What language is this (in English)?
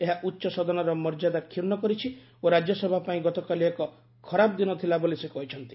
Odia